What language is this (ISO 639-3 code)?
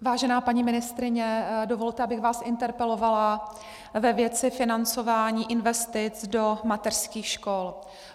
ces